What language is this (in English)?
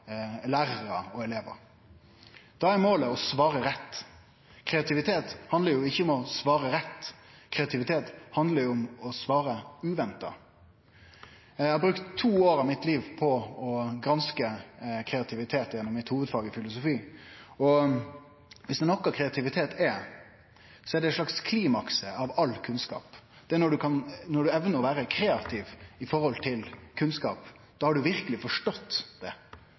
Norwegian Nynorsk